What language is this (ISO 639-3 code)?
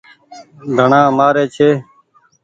gig